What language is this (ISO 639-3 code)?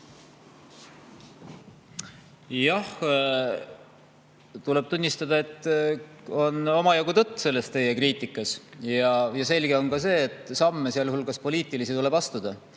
est